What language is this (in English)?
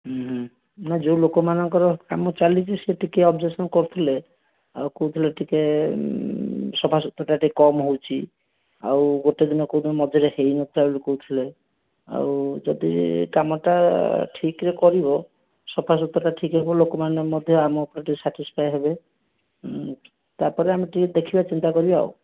Odia